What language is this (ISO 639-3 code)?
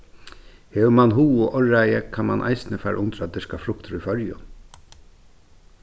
fao